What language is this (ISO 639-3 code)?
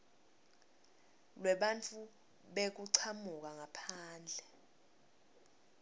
ssw